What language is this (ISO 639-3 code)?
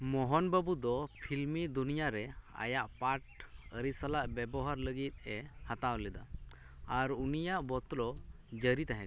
sat